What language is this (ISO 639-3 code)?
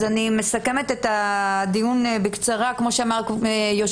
heb